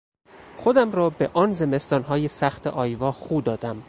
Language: Persian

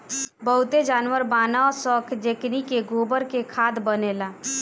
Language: Bhojpuri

